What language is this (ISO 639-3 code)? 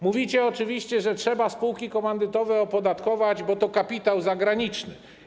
pol